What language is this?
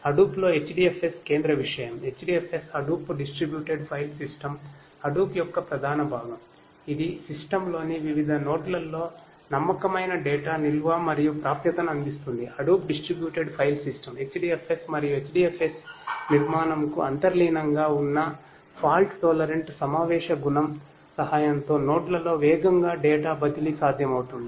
Telugu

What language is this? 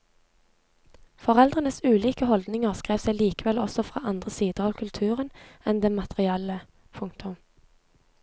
Norwegian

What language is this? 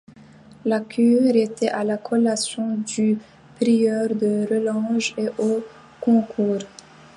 French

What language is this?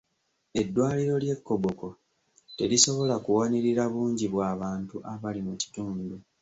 Ganda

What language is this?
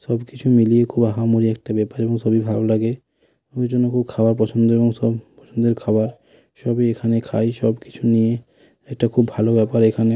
Bangla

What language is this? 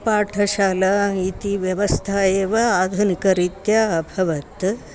Sanskrit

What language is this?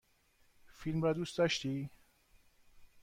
Persian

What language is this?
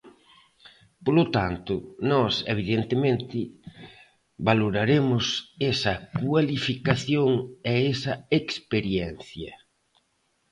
Galician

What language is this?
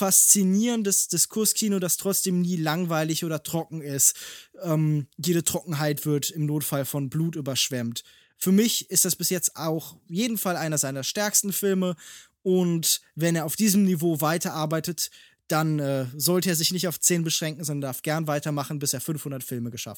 German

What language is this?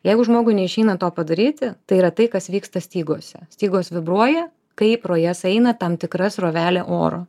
Lithuanian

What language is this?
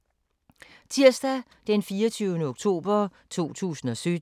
Danish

